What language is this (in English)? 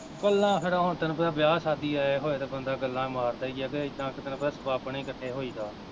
Punjabi